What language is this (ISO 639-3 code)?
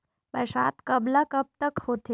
hne